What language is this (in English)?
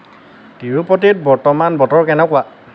Assamese